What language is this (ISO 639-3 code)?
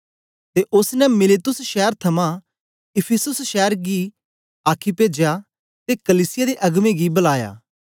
doi